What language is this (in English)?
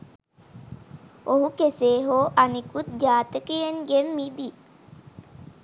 Sinhala